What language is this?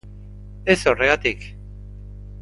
Basque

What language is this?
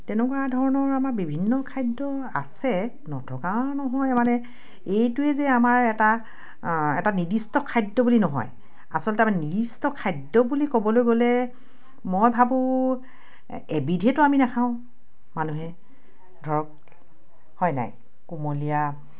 Assamese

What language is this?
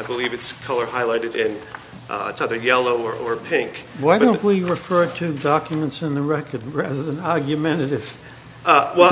English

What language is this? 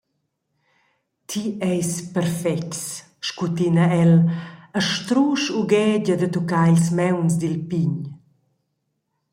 Romansh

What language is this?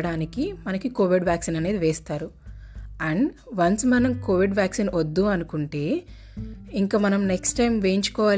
Telugu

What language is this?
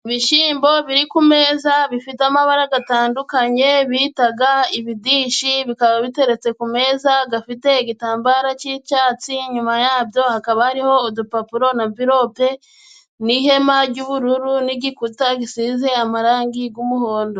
Kinyarwanda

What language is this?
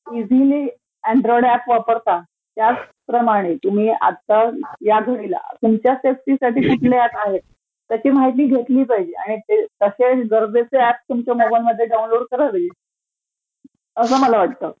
Marathi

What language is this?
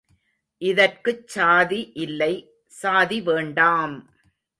Tamil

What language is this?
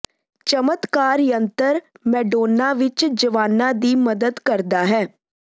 Punjabi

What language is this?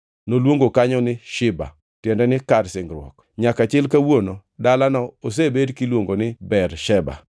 Luo (Kenya and Tanzania)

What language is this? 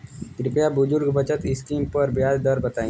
Bhojpuri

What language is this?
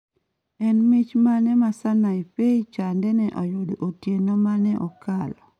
Luo (Kenya and Tanzania)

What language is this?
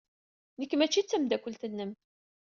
Kabyle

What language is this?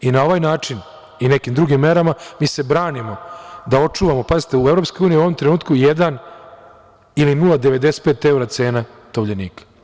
Serbian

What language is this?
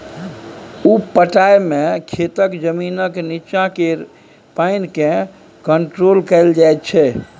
Maithili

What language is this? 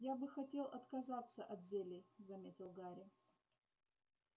Russian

